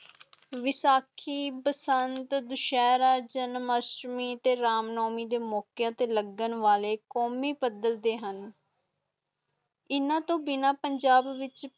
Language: Punjabi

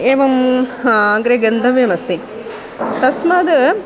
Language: Sanskrit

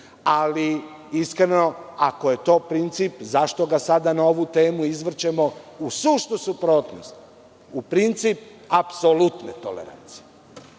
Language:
Serbian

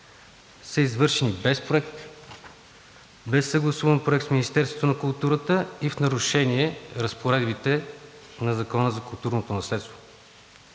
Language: Bulgarian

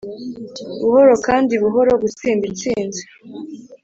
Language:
Kinyarwanda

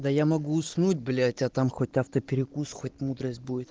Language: Russian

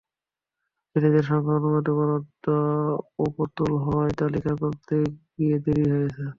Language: Bangla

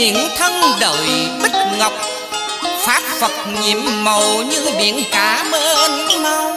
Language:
Vietnamese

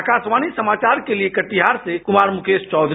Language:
Hindi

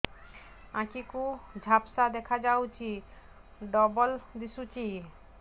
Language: Odia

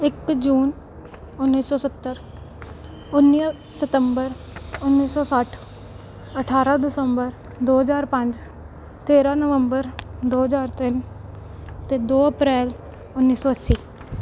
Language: Punjabi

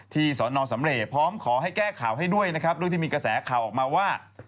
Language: Thai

